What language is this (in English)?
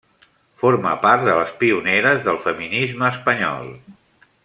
Catalan